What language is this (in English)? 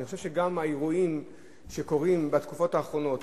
Hebrew